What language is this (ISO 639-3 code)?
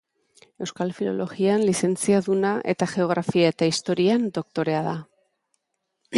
eus